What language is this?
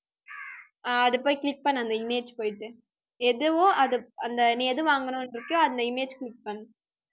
Tamil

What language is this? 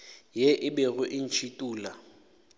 Northern Sotho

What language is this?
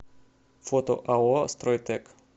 Russian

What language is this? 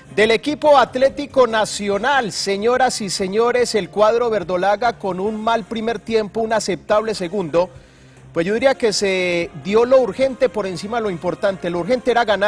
Spanish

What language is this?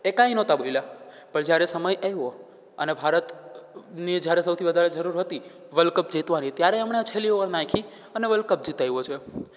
Gujarati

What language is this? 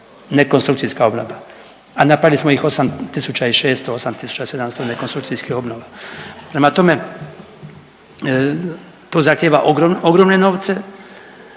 Croatian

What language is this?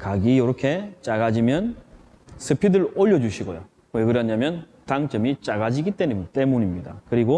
Korean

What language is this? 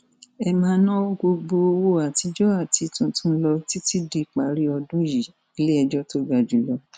Yoruba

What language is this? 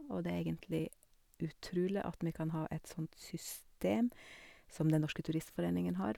Norwegian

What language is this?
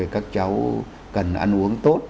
Vietnamese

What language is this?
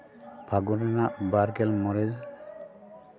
Santali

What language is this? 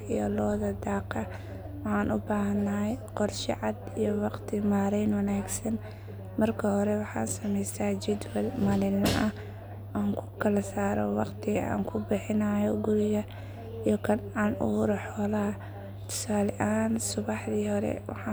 Somali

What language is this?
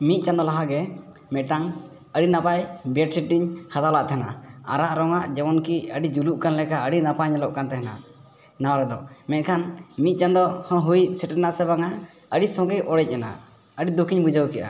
Santali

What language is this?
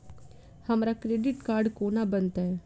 Maithili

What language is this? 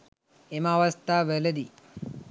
Sinhala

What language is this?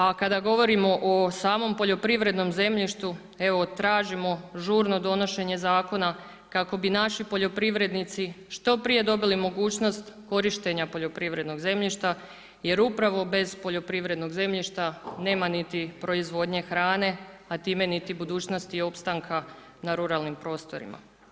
Croatian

